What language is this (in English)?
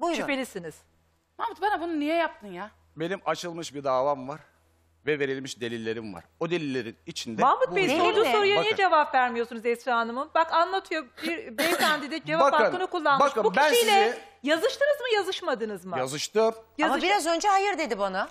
Turkish